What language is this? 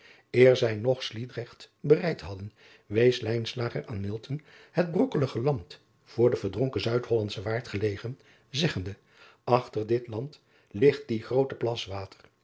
Dutch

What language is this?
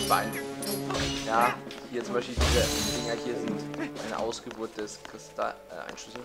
German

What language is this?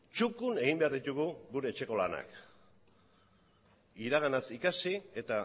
Basque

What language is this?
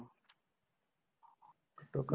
Punjabi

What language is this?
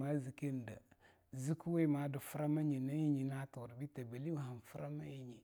Longuda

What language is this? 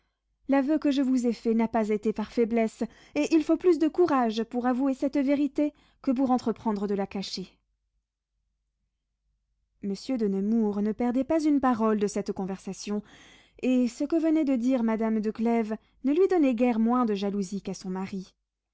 French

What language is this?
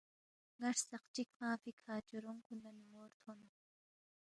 Balti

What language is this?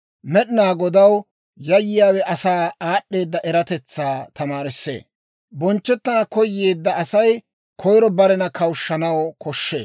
Dawro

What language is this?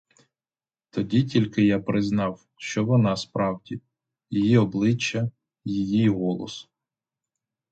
Ukrainian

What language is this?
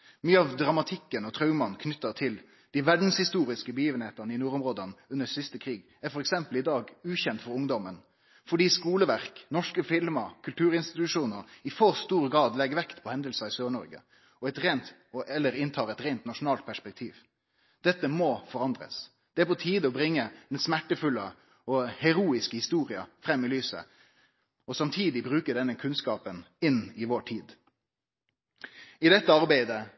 Norwegian Nynorsk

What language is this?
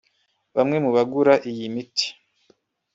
Kinyarwanda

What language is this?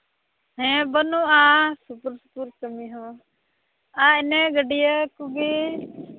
Santali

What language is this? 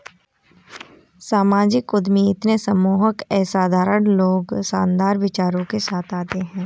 Hindi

